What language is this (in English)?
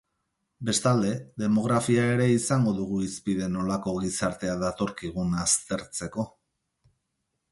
Basque